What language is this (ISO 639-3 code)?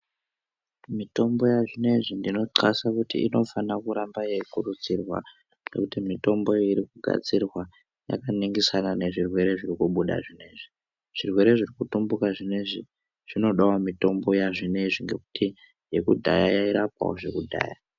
ndc